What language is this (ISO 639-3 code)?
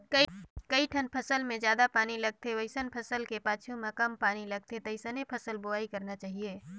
hne